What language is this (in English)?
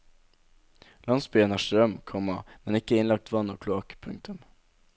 Norwegian